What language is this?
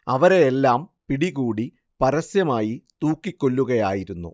Malayalam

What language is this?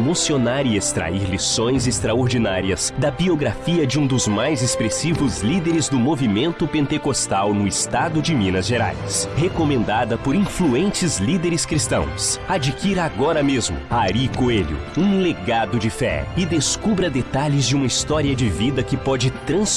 Portuguese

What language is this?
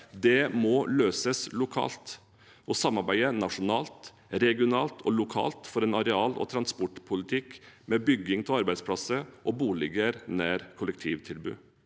Norwegian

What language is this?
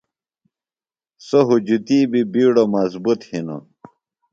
Phalura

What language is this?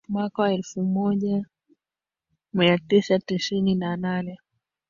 Swahili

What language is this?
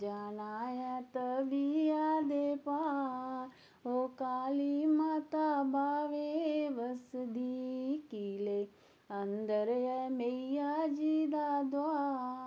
Dogri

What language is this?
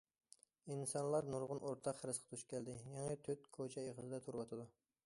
Uyghur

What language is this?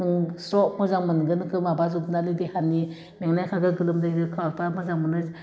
Bodo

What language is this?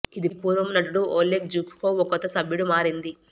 Telugu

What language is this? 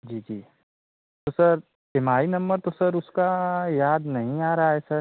Hindi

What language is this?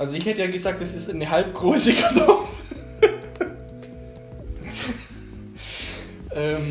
German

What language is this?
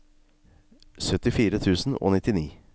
Norwegian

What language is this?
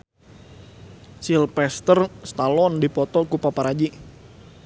Sundanese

